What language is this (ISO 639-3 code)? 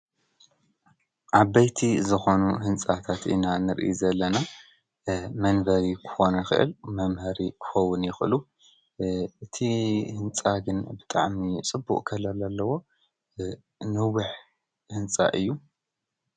tir